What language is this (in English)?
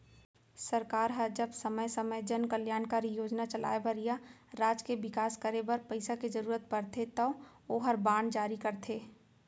Chhattisgarhi